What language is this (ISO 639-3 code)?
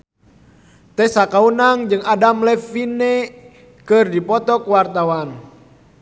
sun